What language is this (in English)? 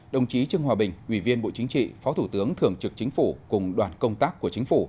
Vietnamese